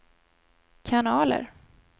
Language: Swedish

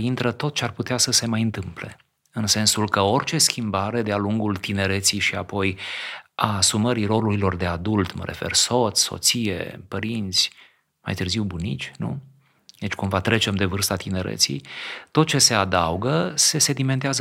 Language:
Romanian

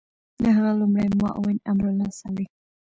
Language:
Pashto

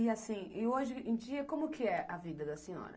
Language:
Portuguese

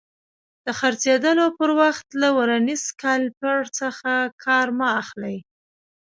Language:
Pashto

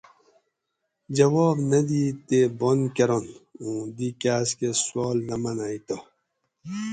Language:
Gawri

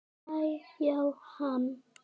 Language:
Icelandic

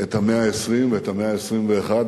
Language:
Hebrew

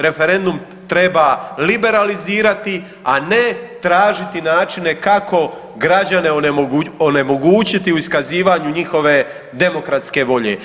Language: Croatian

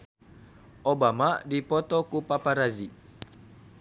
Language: Sundanese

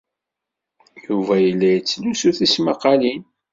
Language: Kabyle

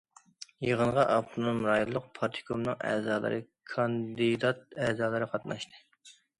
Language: Uyghur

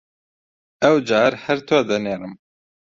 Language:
Central Kurdish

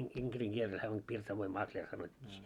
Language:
Finnish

